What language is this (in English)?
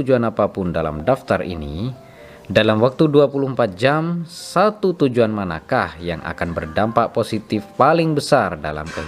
Indonesian